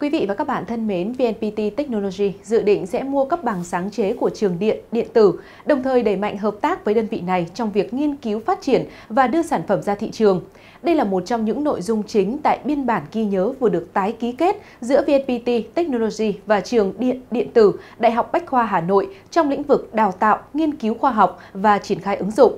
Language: Vietnamese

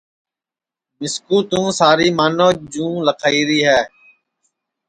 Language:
Sansi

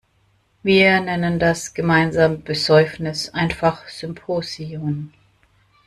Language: German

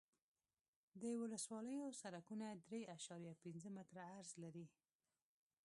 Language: Pashto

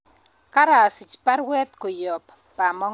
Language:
Kalenjin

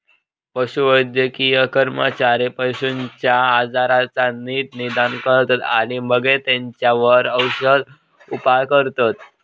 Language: Marathi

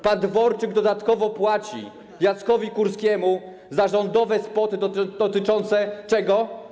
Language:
Polish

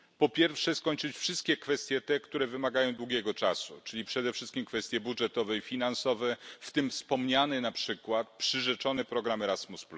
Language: Polish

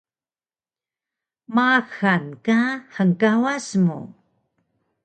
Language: Taroko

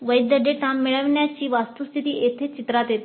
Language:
Marathi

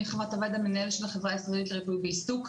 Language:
Hebrew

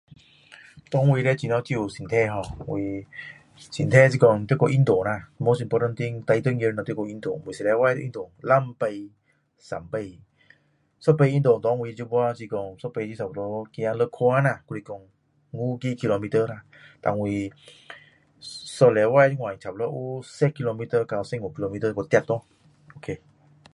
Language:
Min Dong Chinese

